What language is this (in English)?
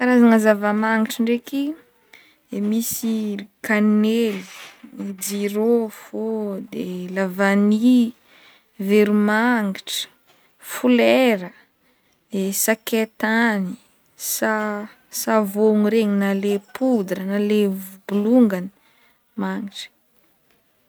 Northern Betsimisaraka Malagasy